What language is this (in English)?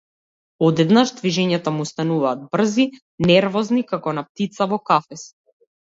Macedonian